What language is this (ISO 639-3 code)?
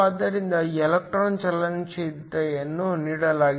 kan